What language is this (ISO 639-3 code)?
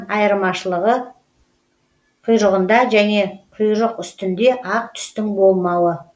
kaz